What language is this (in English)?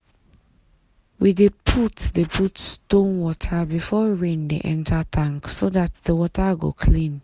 Nigerian Pidgin